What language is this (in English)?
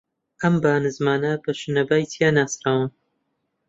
Central Kurdish